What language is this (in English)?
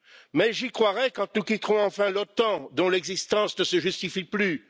French